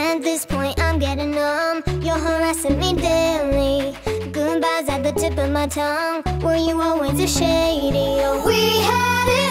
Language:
English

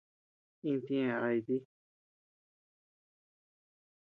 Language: Tepeuxila Cuicatec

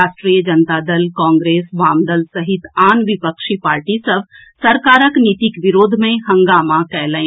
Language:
Maithili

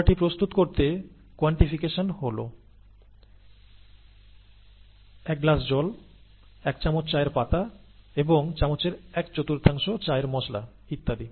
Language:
Bangla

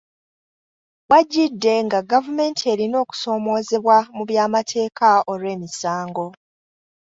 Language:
Ganda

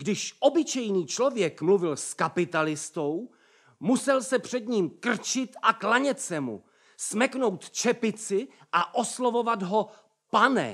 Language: Czech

